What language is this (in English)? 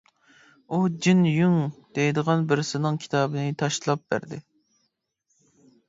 Uyghur